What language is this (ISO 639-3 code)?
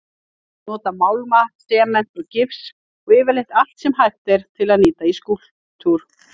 isl